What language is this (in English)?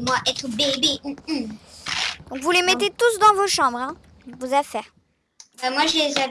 French